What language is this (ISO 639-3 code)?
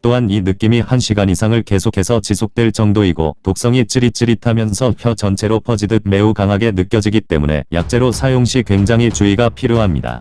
kor